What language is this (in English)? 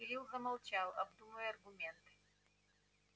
Russian